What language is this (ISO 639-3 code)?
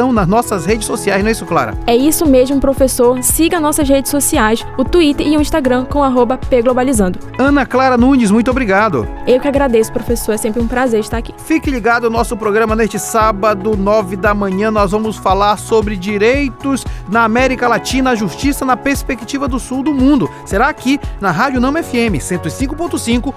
por